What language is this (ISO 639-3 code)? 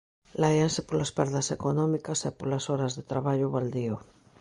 glg